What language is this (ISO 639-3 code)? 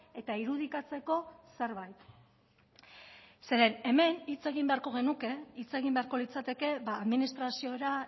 eus